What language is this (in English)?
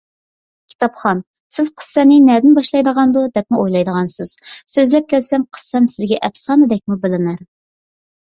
Uyghur